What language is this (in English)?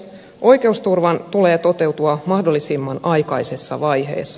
Finnish